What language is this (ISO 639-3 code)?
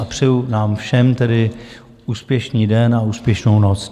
ces